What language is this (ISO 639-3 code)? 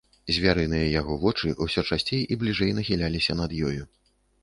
bel